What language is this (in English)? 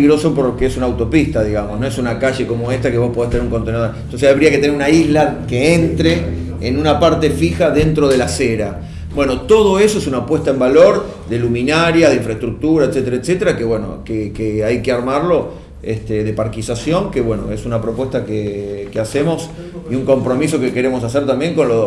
Spanish